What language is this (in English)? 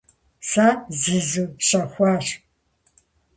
Kabardian